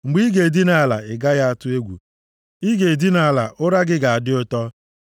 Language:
Igbo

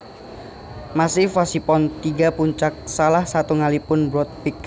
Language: Javanese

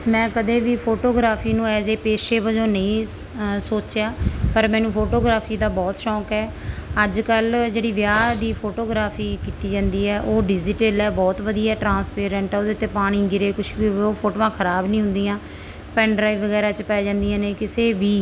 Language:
Punjabi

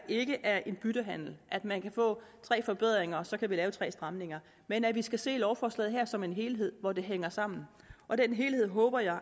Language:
Danish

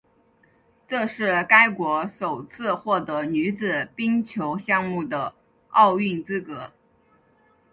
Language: Chinese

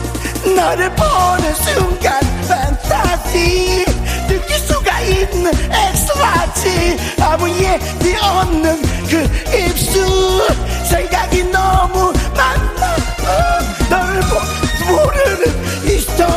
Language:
Korean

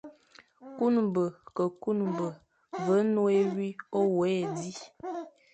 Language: Fang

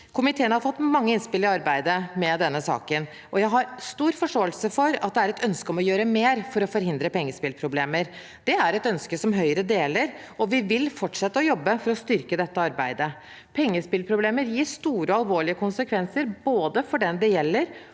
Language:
Norwegian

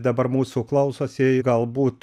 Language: Lithuanian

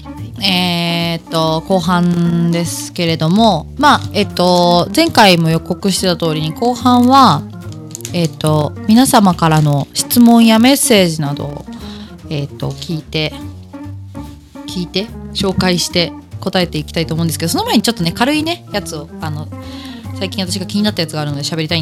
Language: Japanese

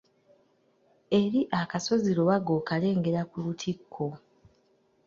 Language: Ganda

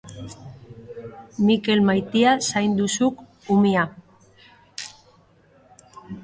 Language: Basque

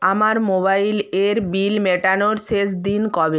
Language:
Bangla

